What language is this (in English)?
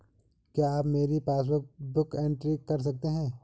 Hindi